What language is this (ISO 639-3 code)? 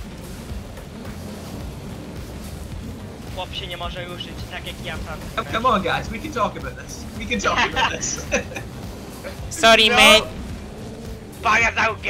pol